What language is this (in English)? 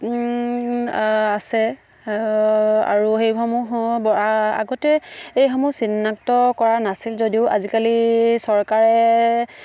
Assamese